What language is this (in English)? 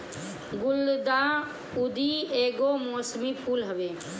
Bhojpuri